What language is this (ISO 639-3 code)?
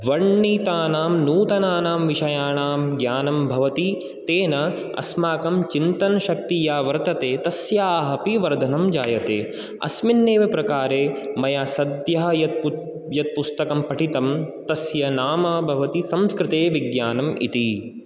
san